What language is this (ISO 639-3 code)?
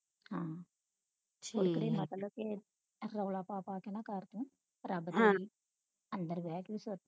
pan